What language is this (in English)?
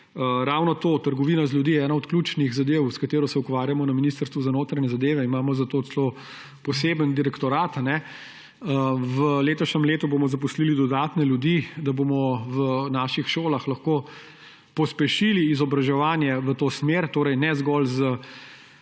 Slovenian